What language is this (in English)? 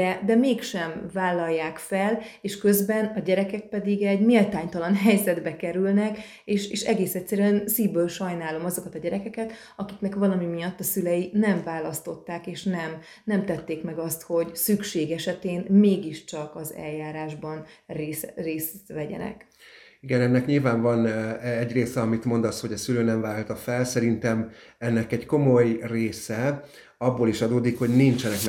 Hungarian